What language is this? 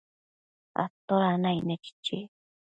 Matsés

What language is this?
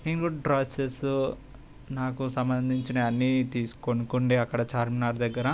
Telugu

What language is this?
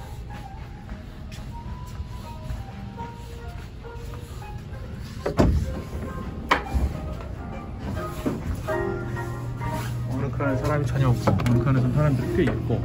Korean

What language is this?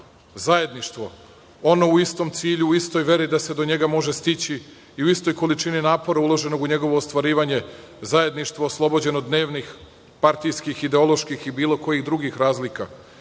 Serbian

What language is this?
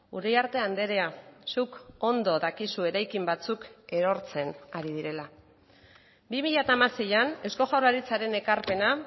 Basque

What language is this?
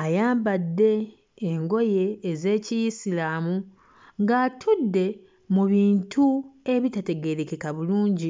Ganda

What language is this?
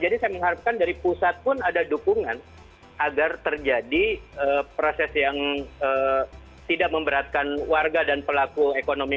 Indonesian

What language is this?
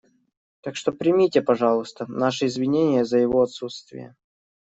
Russian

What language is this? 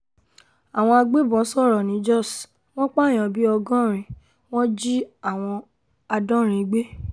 Yoruba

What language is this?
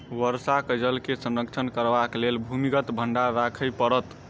Maithili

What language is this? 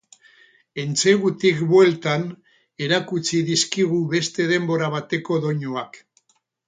Basque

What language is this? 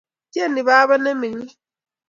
Kalenjin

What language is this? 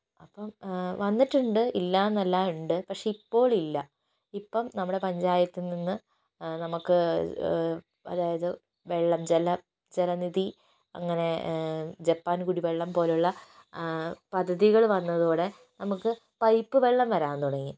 Malayalam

